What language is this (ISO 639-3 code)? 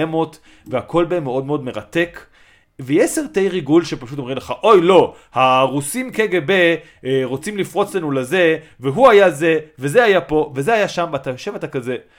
heb